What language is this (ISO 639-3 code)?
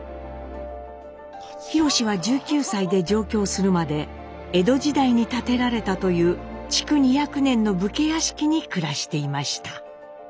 jpn